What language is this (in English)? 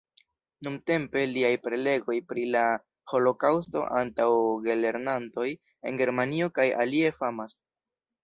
Esperanto